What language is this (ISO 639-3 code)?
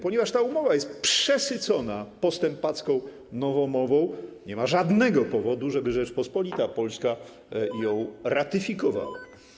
pol